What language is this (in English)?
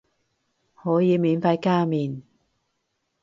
Cantonese